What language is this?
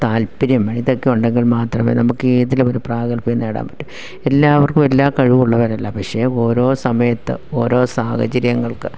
Malayalam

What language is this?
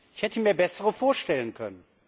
German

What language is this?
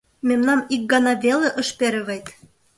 Mari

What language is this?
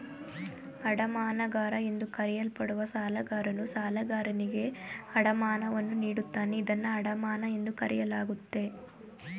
Kannada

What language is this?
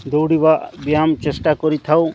Odia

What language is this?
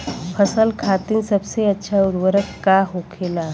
Bhojpuri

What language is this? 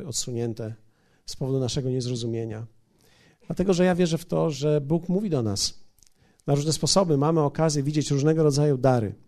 Polish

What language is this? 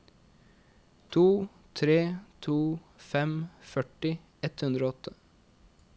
Norwegian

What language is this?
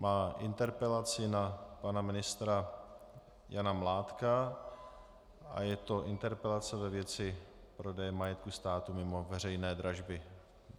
Czech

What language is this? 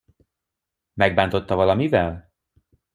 Hungarian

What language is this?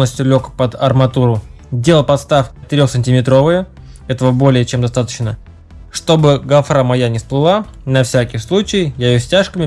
Russian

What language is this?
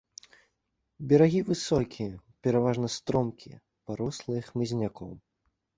Belarusian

